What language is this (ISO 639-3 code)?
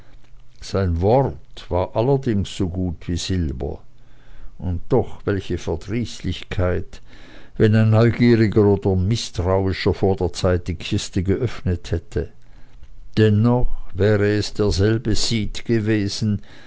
deu